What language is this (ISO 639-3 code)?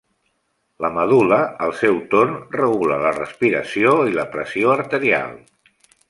cat